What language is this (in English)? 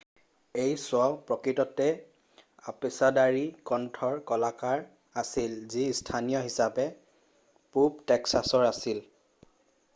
Assamese